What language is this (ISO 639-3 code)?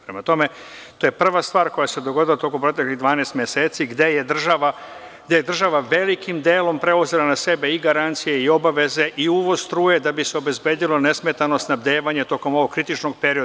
srp